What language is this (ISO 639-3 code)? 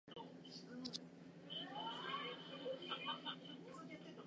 jpn